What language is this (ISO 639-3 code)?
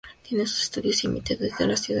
spa